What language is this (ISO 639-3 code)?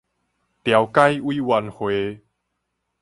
nan